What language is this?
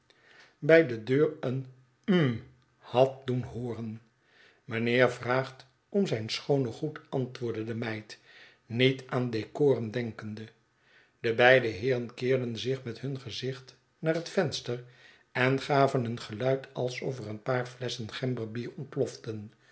Dutch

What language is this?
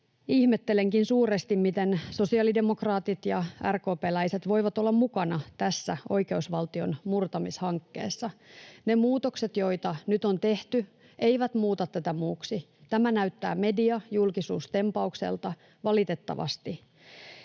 Finnish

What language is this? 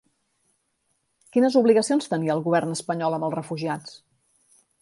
Catalan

